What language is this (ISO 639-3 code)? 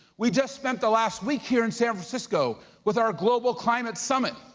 eng